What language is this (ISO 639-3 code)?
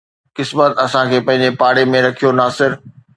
snd